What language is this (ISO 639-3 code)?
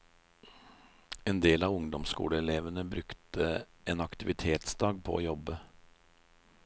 nor